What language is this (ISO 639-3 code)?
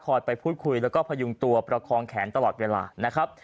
tha